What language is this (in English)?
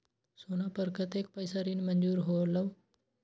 Magahi